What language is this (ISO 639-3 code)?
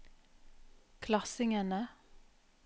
nor